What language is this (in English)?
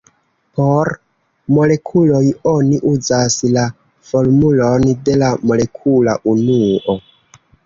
Esperanto